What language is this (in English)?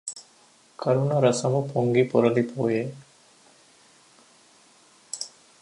Telugu